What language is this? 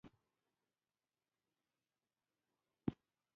Pashto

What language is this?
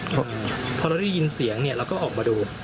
Thai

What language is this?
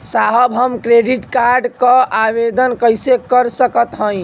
Bhojpuri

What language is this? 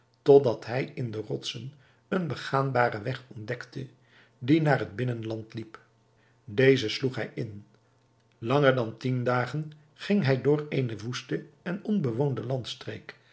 Dutch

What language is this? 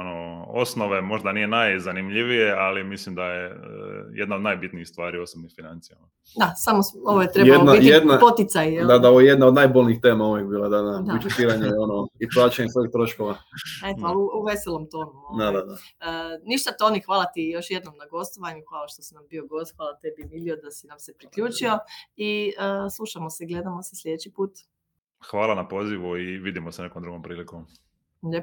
Croatian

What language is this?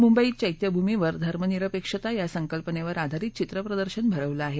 Marathi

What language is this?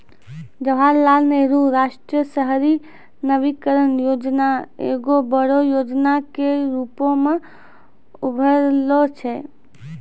Maithili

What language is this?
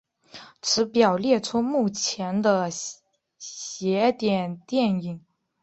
Chinese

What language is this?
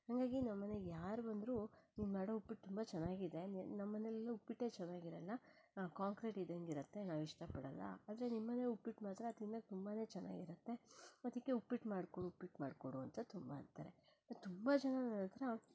Kannada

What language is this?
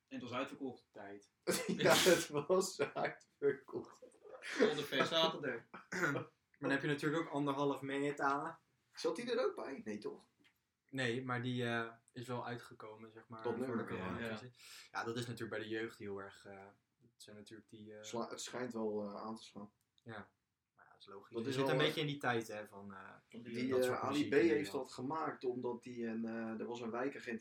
Dutch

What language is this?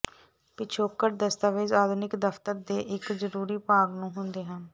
Punjabi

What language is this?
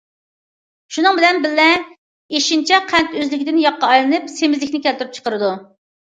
Uyghur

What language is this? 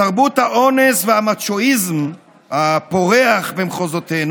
Hebrew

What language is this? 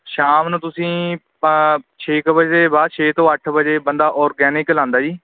Punjabi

